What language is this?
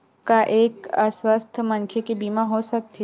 Chhattisgarhi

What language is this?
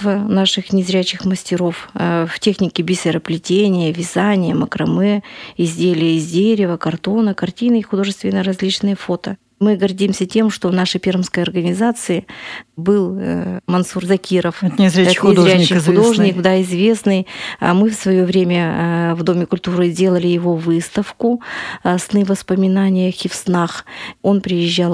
Russian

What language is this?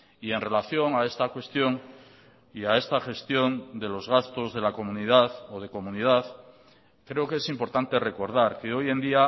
Spanish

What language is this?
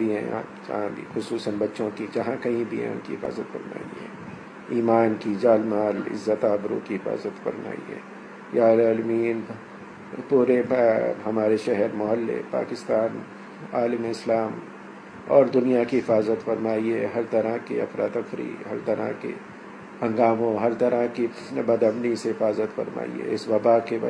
Urdu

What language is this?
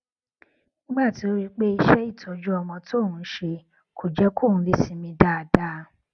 Yoruba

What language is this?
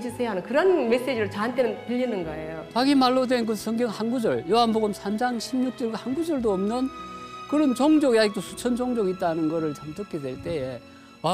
Korean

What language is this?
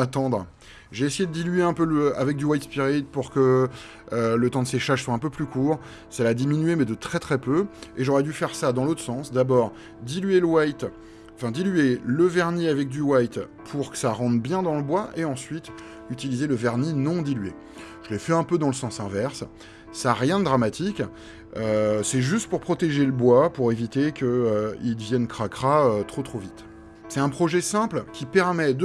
French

